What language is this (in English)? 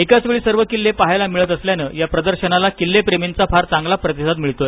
Marathi